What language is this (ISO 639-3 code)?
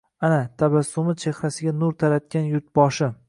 uzb